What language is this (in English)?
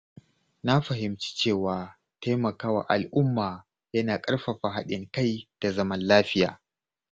Hausa